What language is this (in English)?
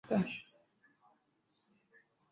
Swahili